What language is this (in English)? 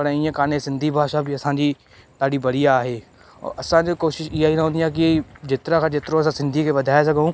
Sindhi